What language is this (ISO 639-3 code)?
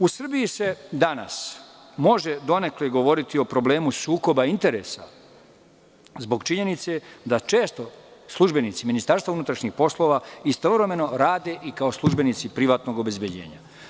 srp